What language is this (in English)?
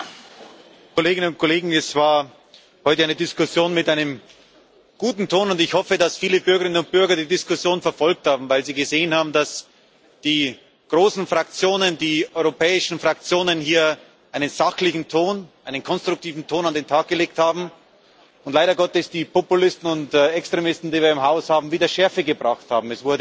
German